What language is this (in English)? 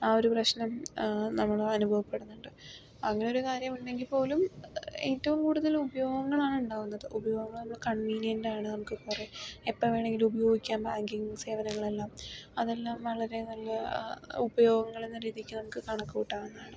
Malayalam